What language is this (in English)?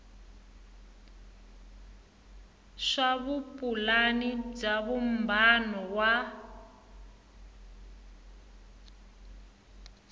Tsonga